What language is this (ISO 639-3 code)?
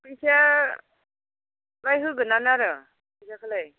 brx